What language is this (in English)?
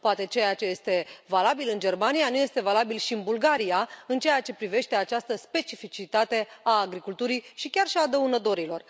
Romanian